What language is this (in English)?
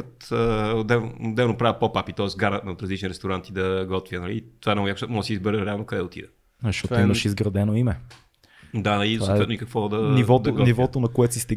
Bulgarian